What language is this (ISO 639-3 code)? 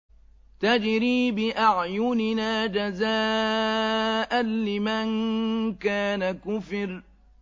ara